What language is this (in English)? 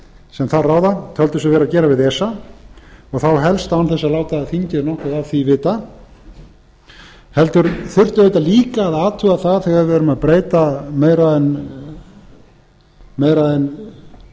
Icelandic